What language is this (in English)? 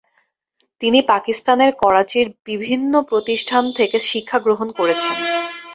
Bangla